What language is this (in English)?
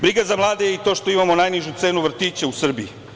Serbian